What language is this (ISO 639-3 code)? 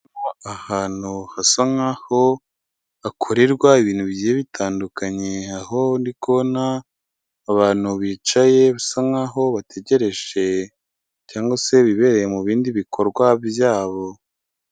kin